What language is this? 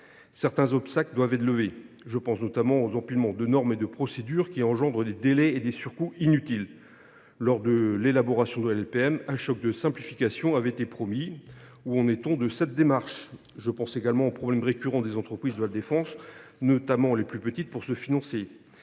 French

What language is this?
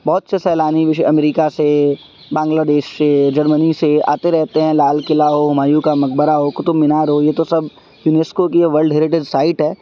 Urdu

